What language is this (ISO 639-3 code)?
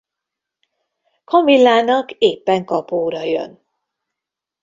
hun